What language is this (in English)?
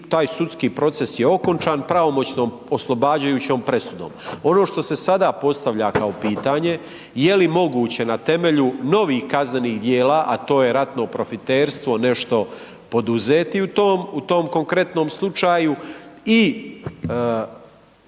Croatian